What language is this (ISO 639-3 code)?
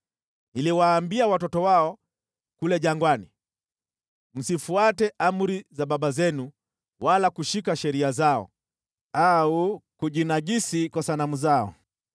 swa